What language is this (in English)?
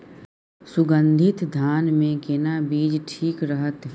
Maithili